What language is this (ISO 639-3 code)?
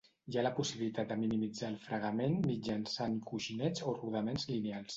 cat